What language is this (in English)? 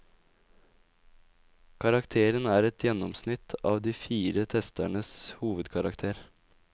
Norwegian